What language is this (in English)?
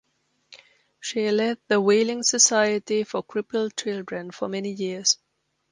English